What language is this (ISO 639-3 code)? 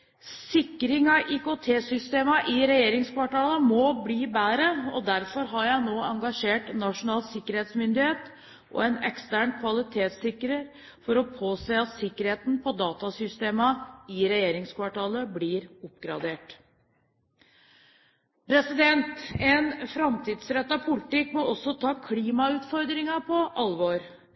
nob